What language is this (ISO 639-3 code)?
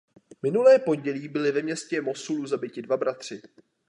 ces